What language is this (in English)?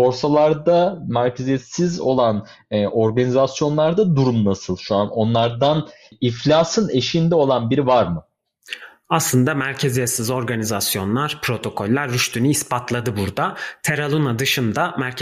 Turkish